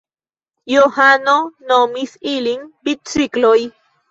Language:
Esperanto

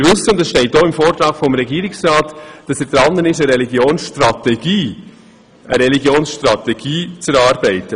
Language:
Swiss German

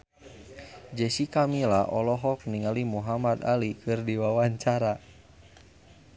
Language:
Sundanese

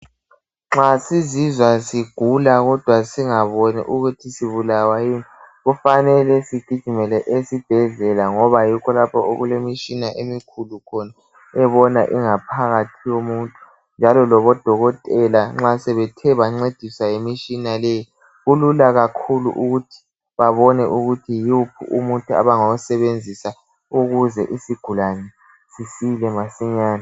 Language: North Ndebele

